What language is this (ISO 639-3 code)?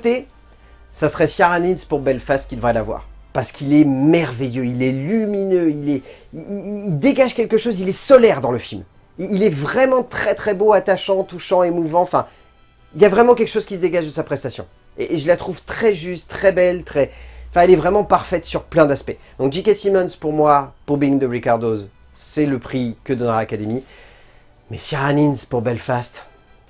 fra